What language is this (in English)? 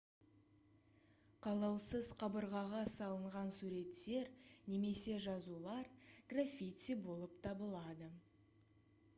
Kazakh